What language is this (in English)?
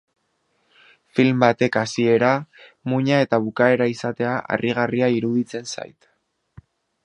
Basque